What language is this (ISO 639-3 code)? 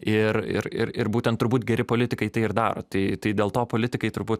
lit